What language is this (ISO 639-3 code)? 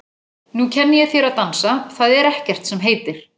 isl